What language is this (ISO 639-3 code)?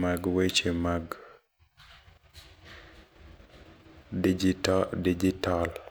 luo